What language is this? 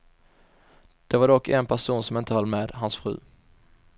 Swedish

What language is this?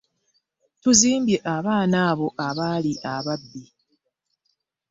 Ganda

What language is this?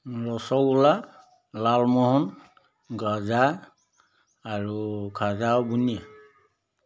Assamese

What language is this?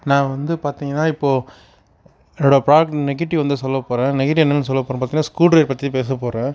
Tamil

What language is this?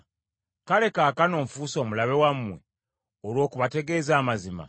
Ganda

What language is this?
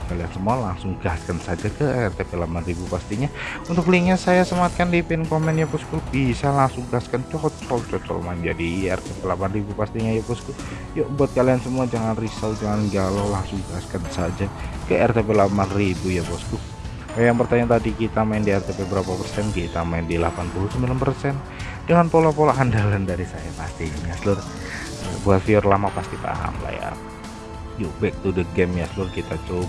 Indonesian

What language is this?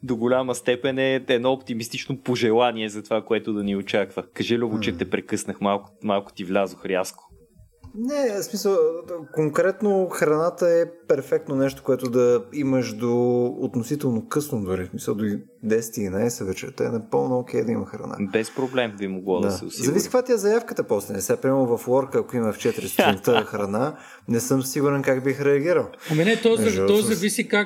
Bulgarian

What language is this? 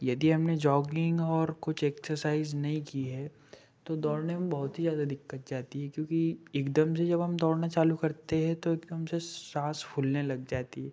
Hindi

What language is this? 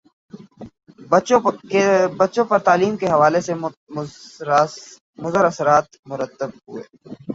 Urdu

